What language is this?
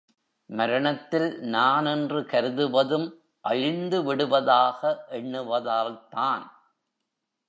Tamil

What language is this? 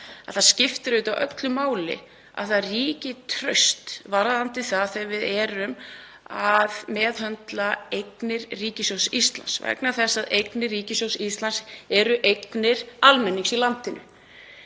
Icelandic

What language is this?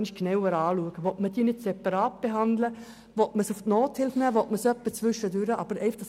Swiss German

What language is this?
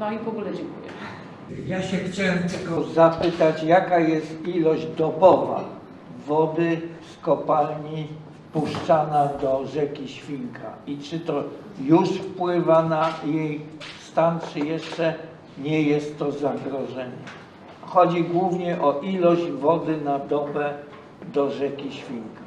Polish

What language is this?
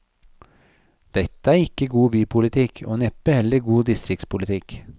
Norwegian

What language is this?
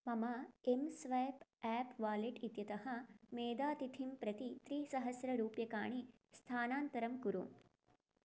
Sanskrit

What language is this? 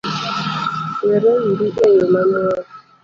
Luo (Kenya and Tanzania)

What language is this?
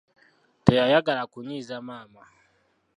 Ganda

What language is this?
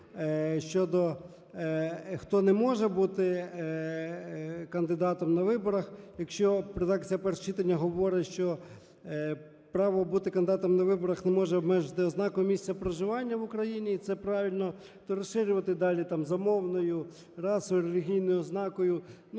Ukrainian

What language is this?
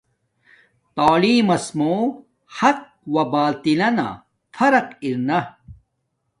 Domaaki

